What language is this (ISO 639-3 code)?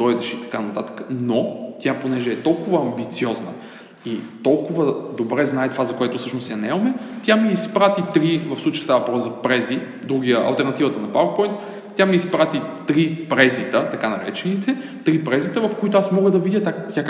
bul